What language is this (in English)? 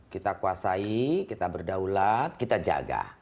Indonesian